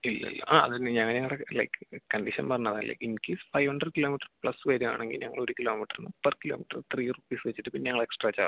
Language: Malayalam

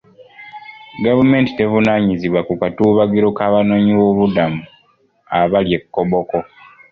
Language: Ganda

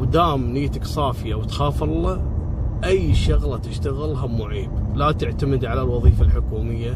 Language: Arabic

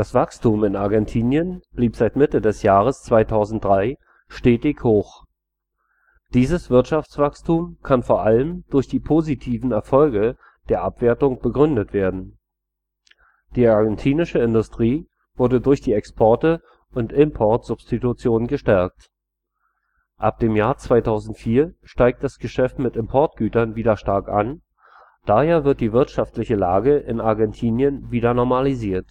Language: German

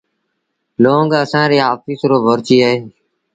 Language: Sindhi Bhil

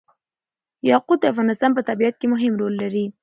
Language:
Pashto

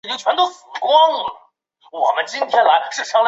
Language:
Chinese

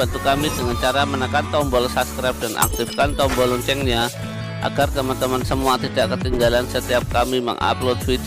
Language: Indonesian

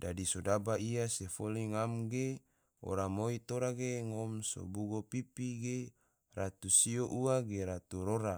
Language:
Tidore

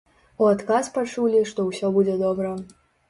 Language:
Belarusian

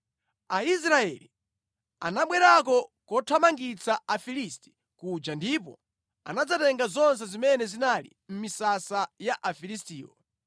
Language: Nyanja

